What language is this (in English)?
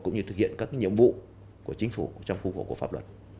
Vietnamese